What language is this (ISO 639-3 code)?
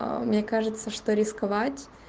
rus